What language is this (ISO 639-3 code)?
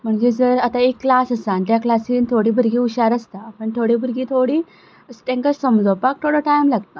kok